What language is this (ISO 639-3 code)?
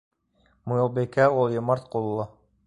bak